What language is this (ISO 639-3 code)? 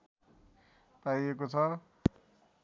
nep